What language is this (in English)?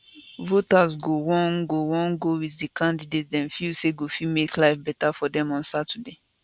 Nigerian Pidgin